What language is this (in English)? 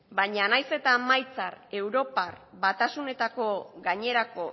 Basque